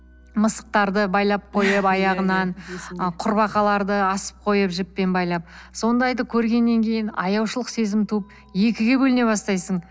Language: Kazakh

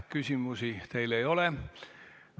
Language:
Estonian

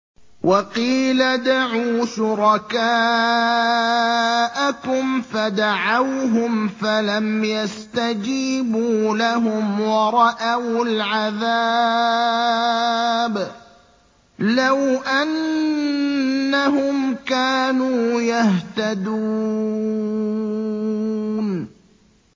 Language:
Arabic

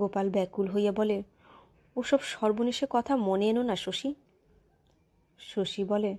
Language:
Romanian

